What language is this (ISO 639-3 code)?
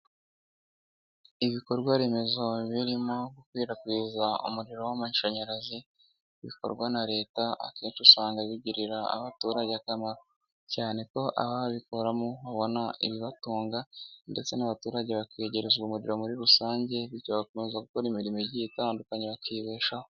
kin